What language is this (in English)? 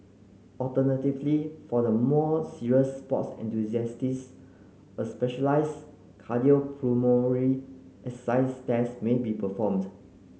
English